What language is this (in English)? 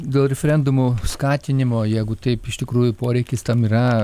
Lithuanian